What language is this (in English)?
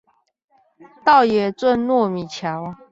Chinese